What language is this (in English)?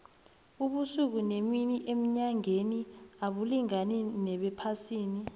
South Ndebele